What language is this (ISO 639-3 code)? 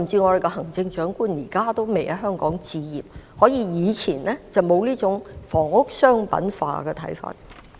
yue